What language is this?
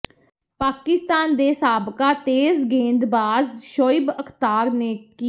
Punjabi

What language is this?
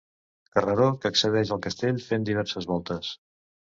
Catalan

